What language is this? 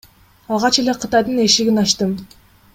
Kyrgyz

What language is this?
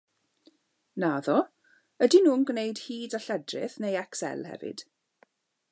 Welsh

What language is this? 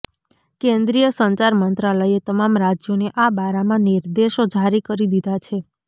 Gujarati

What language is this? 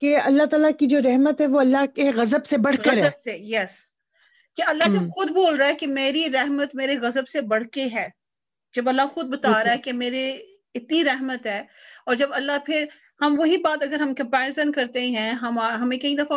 Punjabi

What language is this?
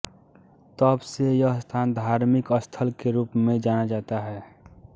Hindi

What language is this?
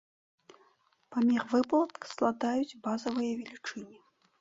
Belarusian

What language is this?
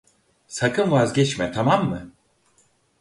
Turkish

